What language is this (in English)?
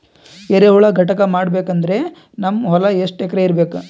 Kannada